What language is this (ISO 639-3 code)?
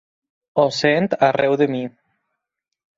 cat